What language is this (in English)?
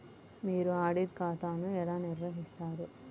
Telugu